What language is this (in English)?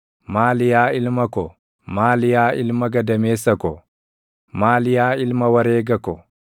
Oromo